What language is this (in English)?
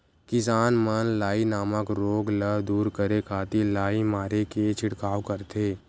Chhattisgarhi